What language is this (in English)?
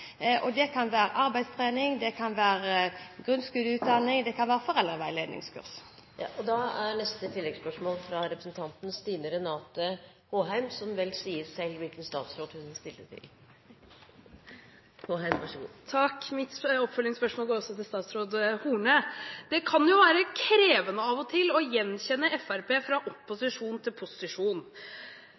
Norwegian